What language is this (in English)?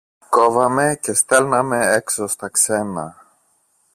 Greek